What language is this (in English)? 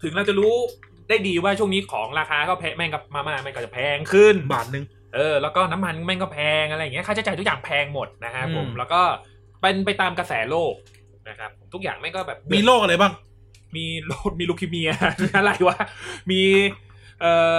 Thai